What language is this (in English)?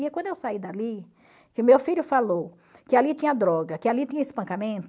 Portuguese